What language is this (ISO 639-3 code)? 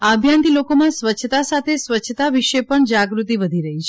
guj